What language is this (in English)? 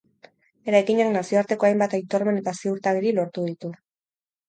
Basque